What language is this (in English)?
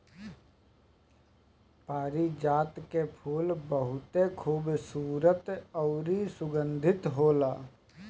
Bhojpuri